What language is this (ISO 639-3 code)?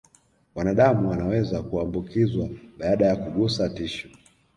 swa